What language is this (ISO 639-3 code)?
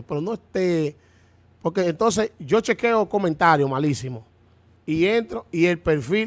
spa